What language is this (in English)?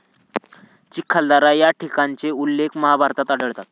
Marathi